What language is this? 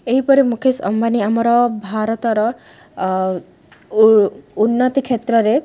Odia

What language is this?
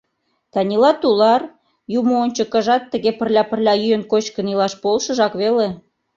Mari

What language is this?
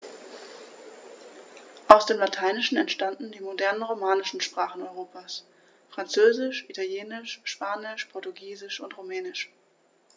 German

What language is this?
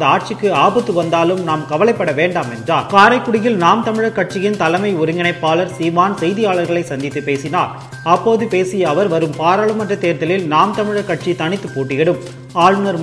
Tamil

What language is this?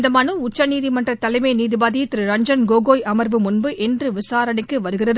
Tamil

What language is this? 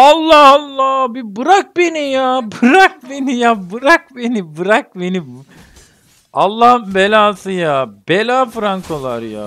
Turkish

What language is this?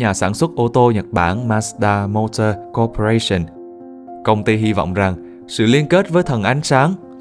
Vietnamese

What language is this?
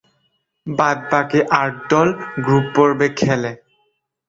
Bangla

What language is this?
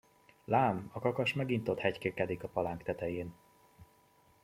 Hungarian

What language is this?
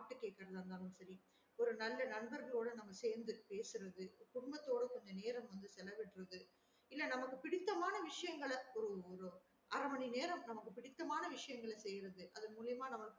Tamil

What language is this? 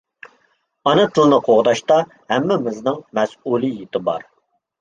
Uyghur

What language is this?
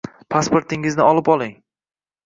Uzbek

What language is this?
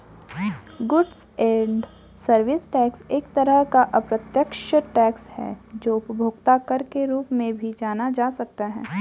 Hindi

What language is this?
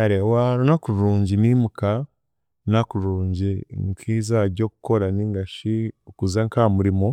Chiga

